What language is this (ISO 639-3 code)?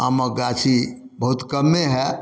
mai